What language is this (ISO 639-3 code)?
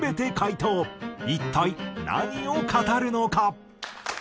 jpn